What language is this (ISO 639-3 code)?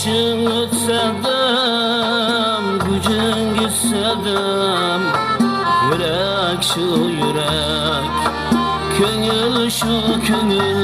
tur